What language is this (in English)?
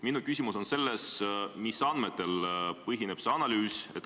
Estonian